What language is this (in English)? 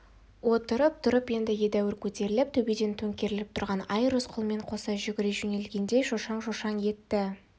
Kazakh